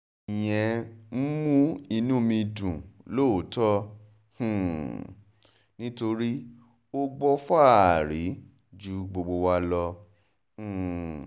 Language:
Yoruba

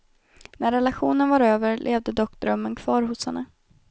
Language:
Swedish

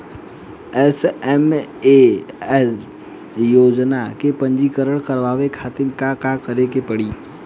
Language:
Bhojpuri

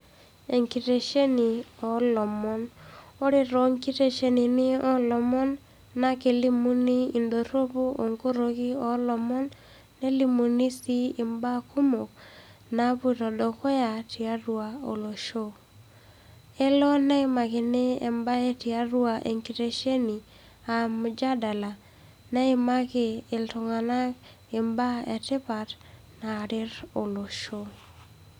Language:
Masai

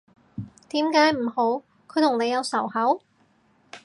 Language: Cantonese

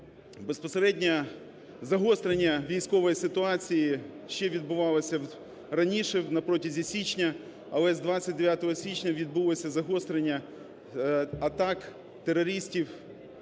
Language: Ukrainian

